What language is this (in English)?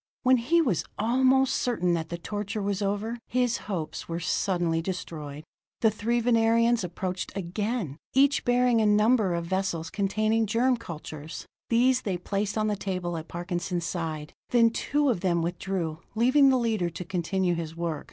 English